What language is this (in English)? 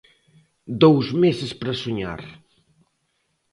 Galician